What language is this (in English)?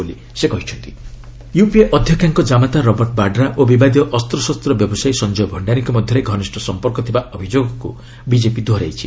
Odia